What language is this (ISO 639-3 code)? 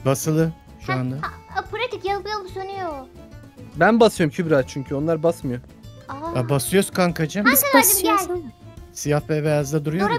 tur